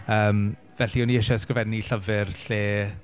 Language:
Welsh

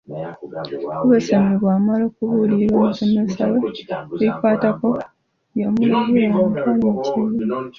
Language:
Ganda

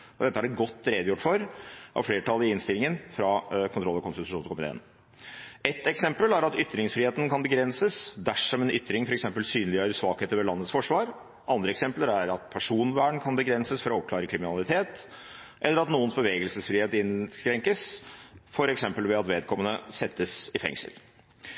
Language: Norwegian Bokmål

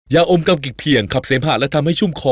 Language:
Thai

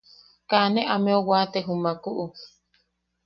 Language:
Yaqui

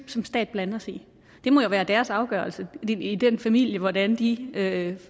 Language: Danish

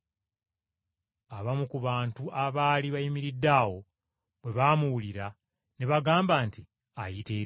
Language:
Ganda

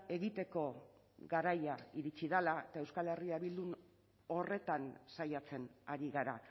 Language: Basque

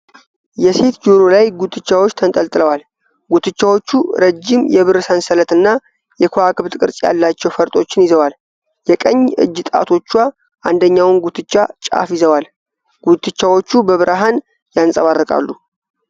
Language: Amharic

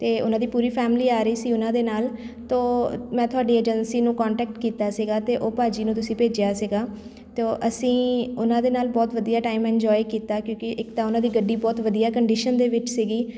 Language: Punjabi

